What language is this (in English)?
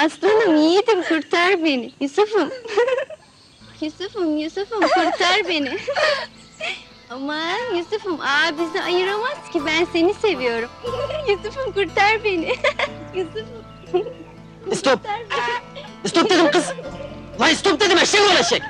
Turkish